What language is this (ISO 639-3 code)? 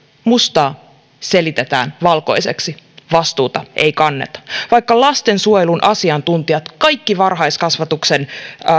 fin